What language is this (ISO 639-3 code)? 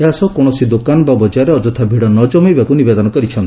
ori